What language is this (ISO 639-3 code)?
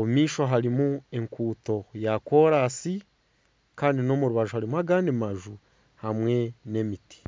nyn